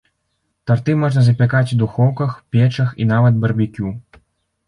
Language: Belarusian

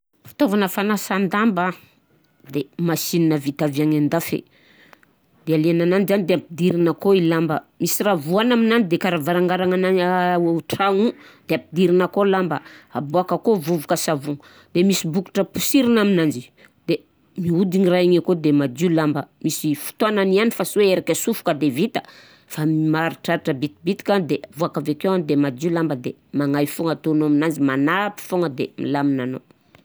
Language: Southern Betsimisaraka Malagasy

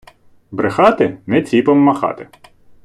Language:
Ukrainian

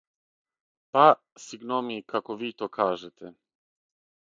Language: Serbian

